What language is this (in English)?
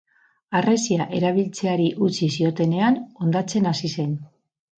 Basque